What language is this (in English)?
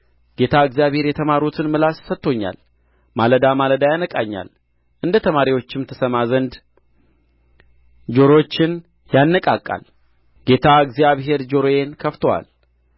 Amharic